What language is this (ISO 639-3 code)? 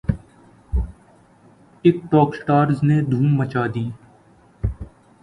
urd